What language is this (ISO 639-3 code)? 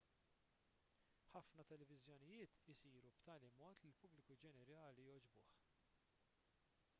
mlt